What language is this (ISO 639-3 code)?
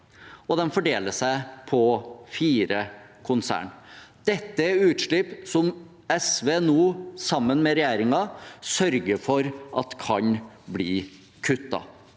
nor